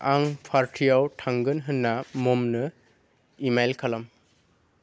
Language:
Bodo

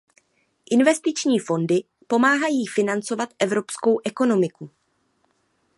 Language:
Czech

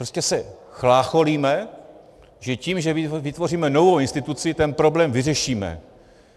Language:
Czech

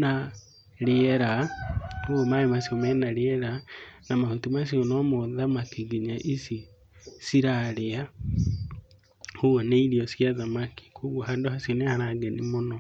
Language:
Kikuyu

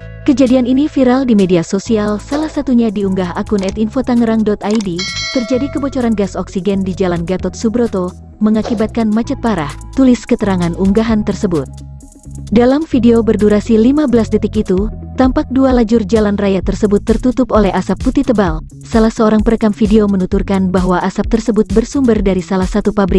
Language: Indonesian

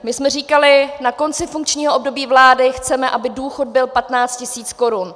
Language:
Czech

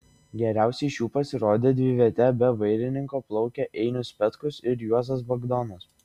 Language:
Lithuanian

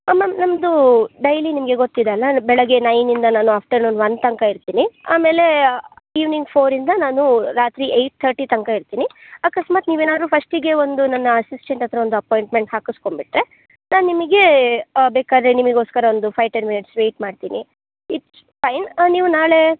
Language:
Kannada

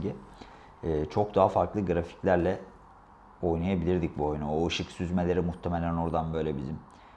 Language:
Turkish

